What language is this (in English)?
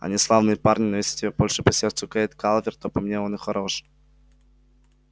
Russian